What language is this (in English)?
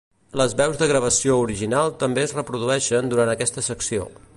Catalan